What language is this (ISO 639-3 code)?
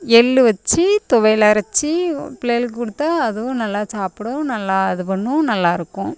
tam